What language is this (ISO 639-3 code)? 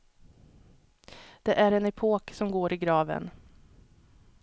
swe